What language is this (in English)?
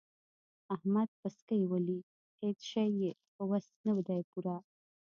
Pashto